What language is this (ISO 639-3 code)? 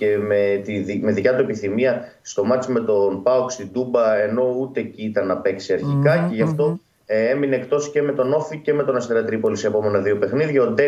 ell